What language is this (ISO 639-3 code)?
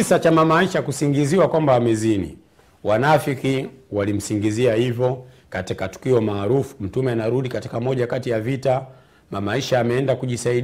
swa